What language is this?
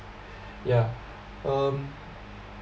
English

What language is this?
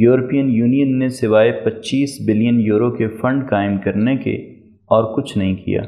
Urdu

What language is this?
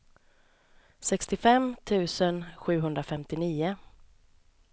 Swedish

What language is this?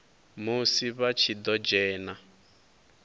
Venda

